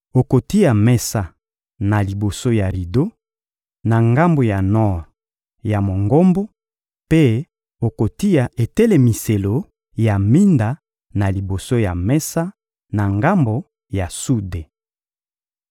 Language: Lingala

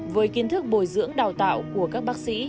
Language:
Vietnamese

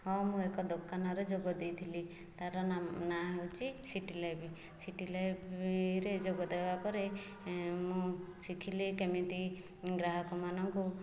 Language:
Odia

